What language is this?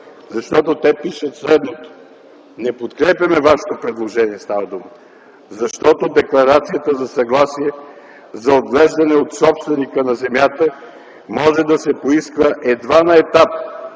Bulgarian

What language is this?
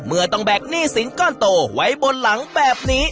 Thai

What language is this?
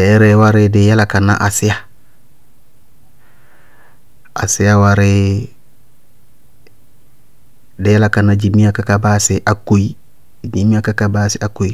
Bago-Kusuntu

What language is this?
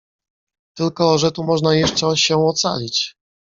Polish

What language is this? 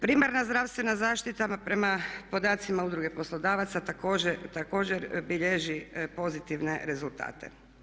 Croatian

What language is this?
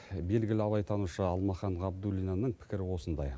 Kazakh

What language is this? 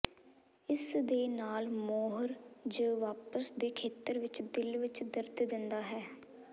Punjabi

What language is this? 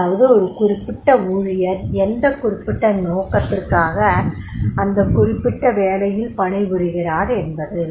Tamil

